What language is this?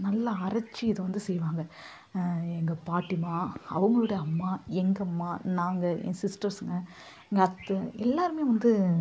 Tamil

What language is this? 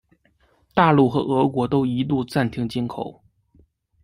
Chinese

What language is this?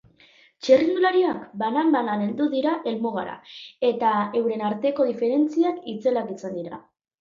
Basque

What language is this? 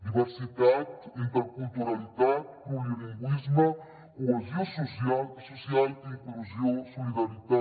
Catalan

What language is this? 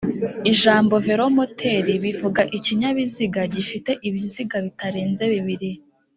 Kinyarwanda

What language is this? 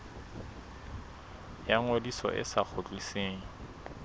Southern Sotho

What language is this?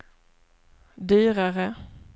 Swedish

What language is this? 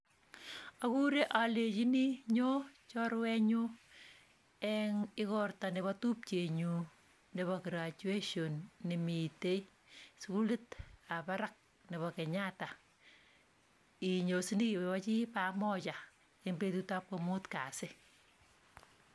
Kalenjin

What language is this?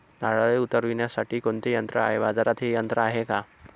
Marathi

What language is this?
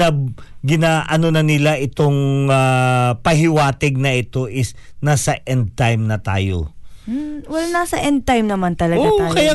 Filipino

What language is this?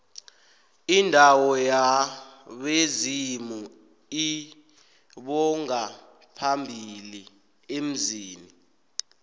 South Ndebele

